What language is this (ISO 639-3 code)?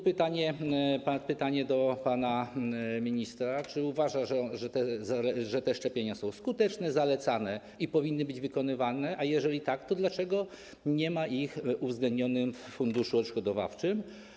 pol